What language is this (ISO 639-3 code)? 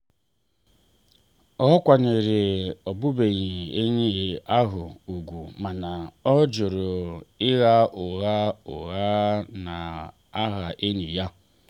ibo